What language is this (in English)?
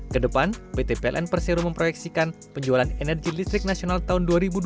Indonesian